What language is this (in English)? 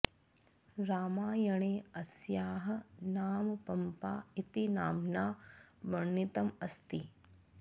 Sanskrit